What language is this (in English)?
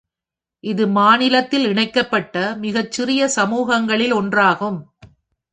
Tamil